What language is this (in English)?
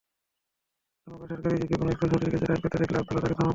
Bangla